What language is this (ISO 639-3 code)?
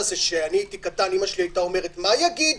heb